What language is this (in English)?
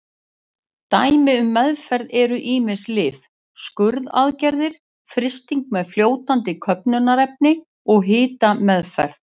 Icelandic